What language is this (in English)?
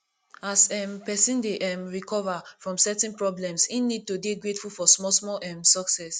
Nigerian Pidgin